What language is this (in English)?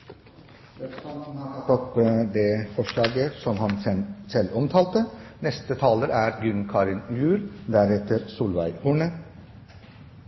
Norwegian